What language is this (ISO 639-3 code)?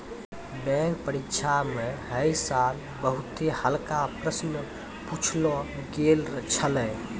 mai